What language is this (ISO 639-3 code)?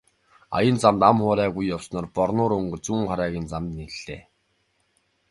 mon